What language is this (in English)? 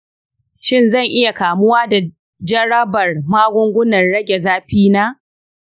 Hausa